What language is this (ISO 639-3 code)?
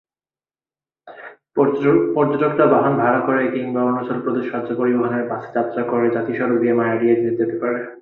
ben